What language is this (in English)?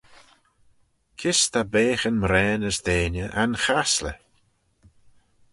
Manx